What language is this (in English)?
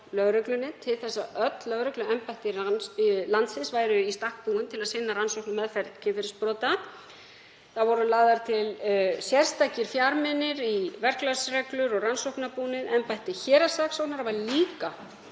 Icelandic